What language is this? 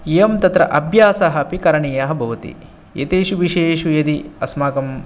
Sanskrit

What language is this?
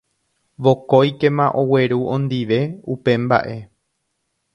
Guarani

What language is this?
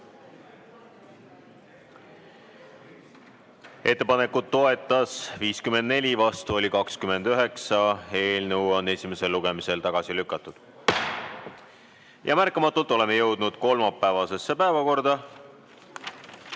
Estonian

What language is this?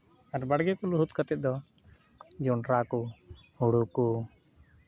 Santali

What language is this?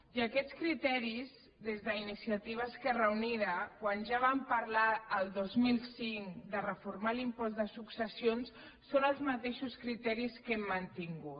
Catalan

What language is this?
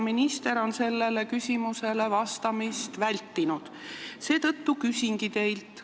Estonian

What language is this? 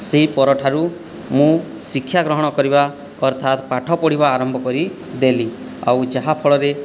Odia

